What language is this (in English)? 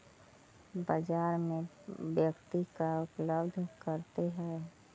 Magahi